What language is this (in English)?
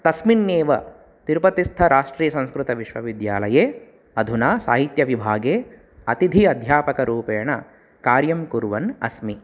Sanskrit